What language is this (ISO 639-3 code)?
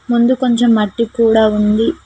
tel